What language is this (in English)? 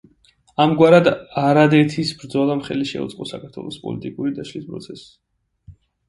Georgian